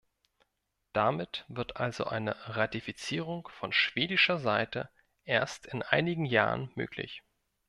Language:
German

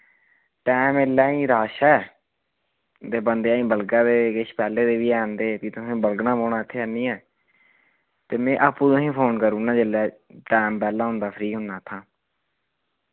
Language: Dogri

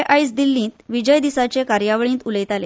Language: Konkani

